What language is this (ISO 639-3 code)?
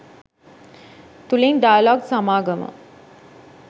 sin